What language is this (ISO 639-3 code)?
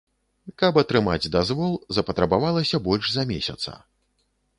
bel